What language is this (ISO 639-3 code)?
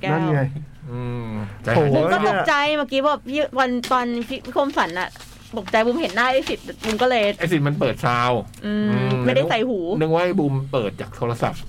tha